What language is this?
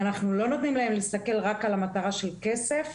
Hebrew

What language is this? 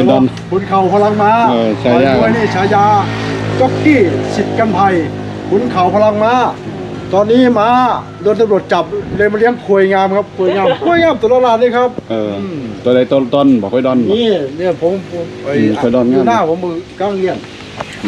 Thai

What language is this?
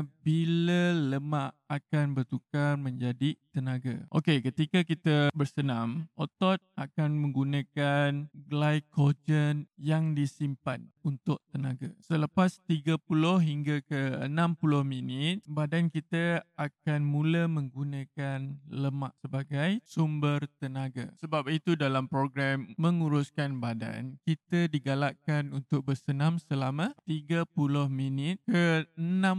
Malay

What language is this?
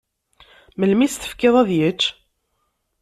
Kabyle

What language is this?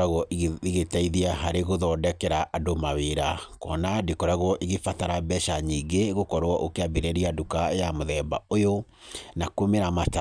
Kikuyu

